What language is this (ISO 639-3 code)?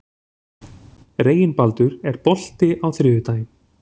isl